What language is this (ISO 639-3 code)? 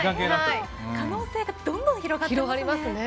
jpn